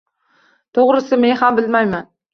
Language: Uzbek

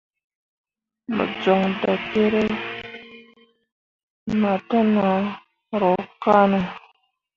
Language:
Mundang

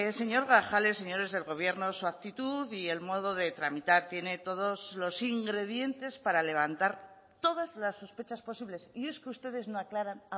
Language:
Spanish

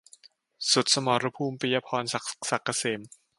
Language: Thai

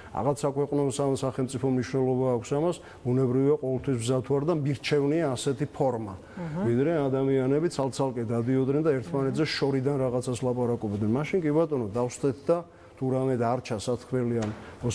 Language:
Romanian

